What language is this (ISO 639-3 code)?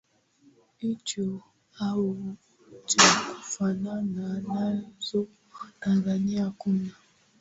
swa